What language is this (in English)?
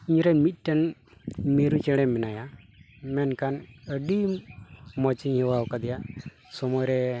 Santali